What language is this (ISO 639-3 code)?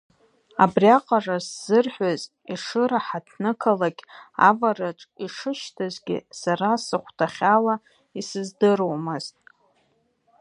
abk